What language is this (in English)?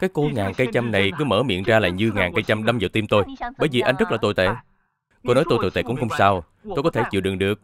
Vietnamese